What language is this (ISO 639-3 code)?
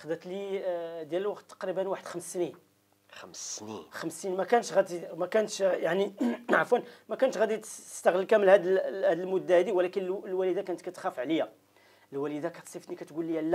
ara